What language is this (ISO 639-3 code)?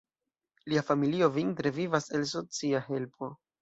epo